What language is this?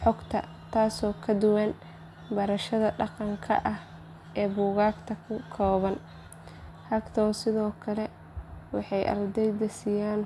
Somali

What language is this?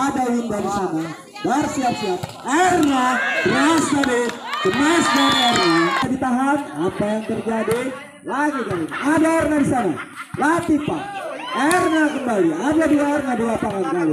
Indonesian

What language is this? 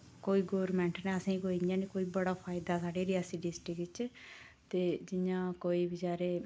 Dogri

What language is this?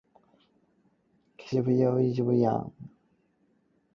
Cantonese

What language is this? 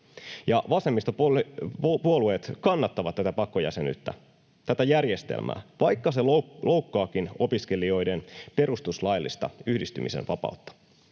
Finnish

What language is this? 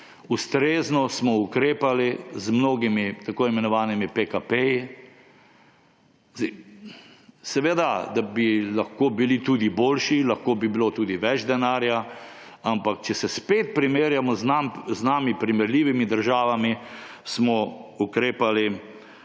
Slovenian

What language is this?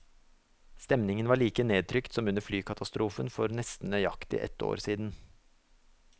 Norwegian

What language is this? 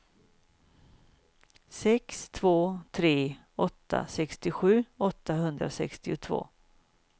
Swedish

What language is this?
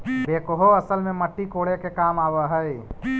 Magahi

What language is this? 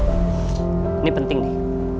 Indonesian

